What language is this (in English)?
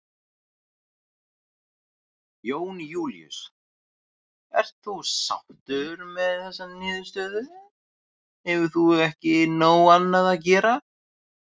Icelandic